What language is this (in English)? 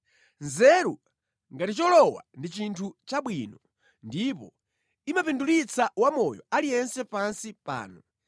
Nyanja